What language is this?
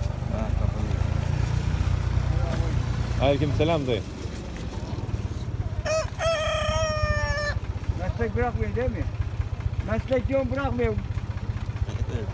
Turkish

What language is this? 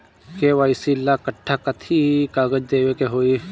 Bhojpuri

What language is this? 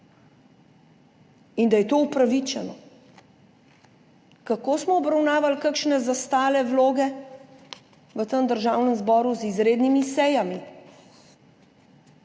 Slovenian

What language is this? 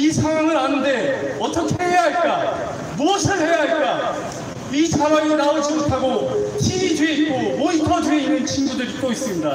Korean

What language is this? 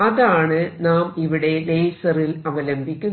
Malayalam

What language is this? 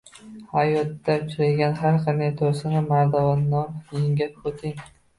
Uzbek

